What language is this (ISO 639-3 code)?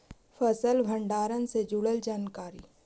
mag